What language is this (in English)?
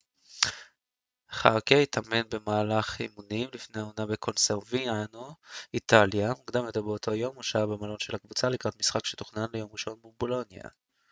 Hebrew